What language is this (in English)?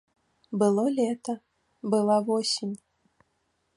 Belarusian